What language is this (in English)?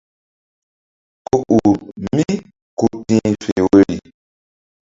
Mbum